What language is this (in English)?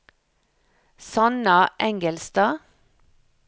Norwegian